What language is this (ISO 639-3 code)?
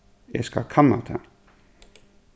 fao